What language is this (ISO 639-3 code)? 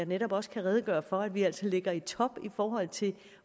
dan